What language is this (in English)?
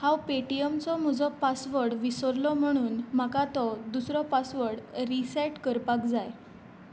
Konkani